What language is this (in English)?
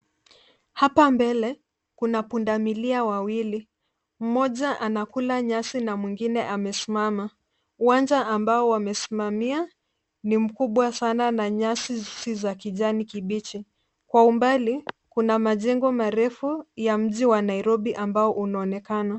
Swahili